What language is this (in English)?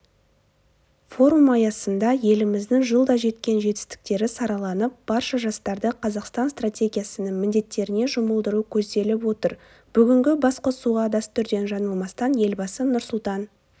Kazakh